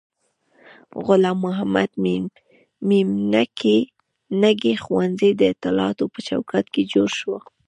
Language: Pashto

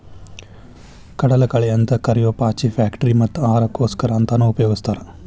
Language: Kannada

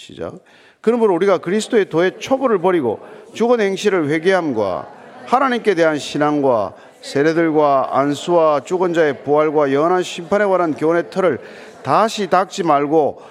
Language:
Korean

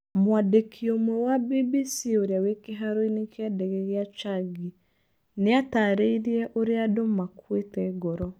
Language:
Kikuyu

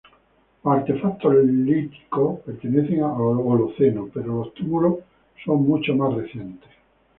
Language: Spanish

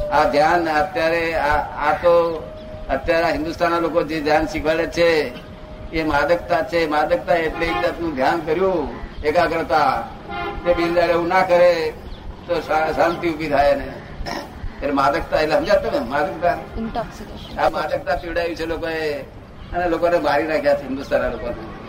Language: Gujarati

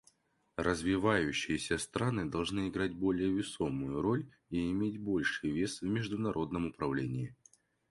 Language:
Russian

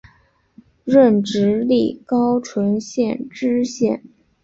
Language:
Chinese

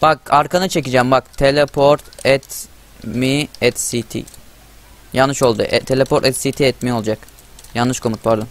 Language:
Turkish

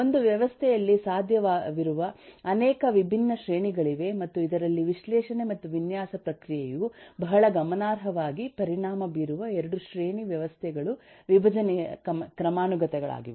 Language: Kannada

